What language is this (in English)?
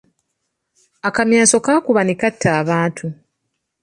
Ganda